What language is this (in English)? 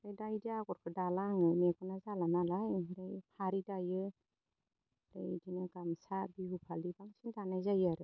Bodo